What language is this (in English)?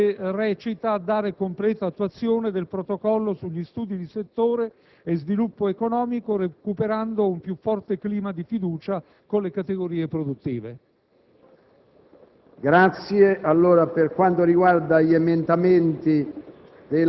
Italian